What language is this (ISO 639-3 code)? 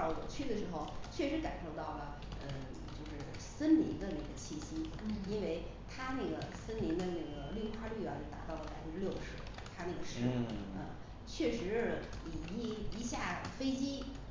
zho